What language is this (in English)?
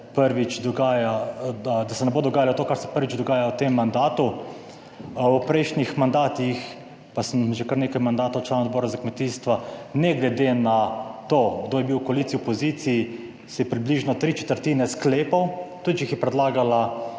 Slovenian